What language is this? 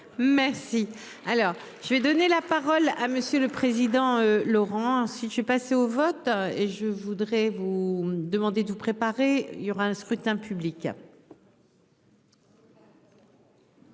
French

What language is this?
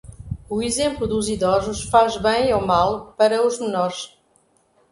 Portuguese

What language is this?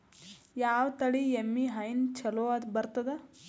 Kannada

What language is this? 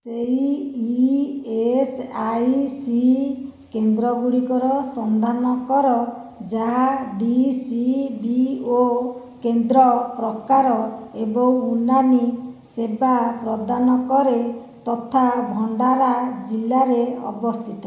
Odia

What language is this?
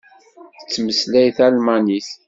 Kabyle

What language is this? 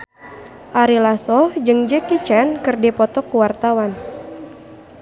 Sundanese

